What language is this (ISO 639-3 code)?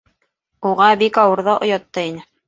bak